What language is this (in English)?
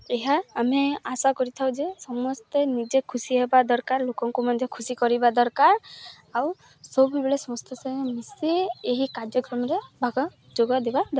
Odia